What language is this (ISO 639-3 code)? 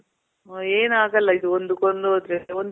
kan